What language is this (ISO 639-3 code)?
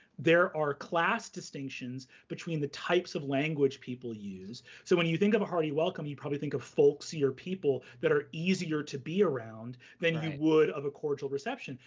eng